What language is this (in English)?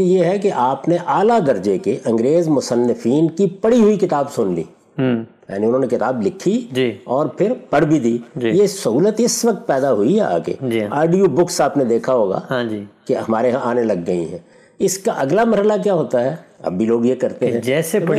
Urdu